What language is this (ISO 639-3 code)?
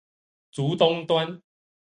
zho